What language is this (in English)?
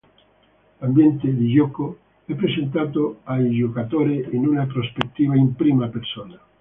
Italian